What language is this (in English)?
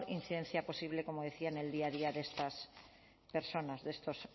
Spanish